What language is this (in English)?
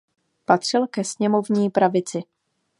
Czech